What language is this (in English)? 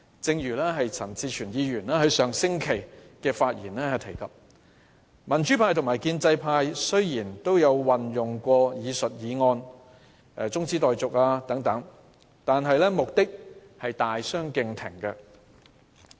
Cantonese